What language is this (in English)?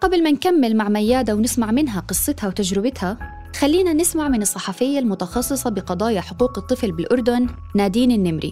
Arabic